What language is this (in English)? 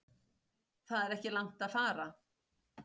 Icelandic